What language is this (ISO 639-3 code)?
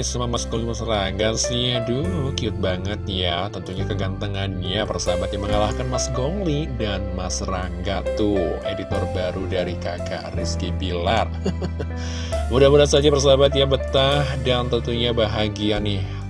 ind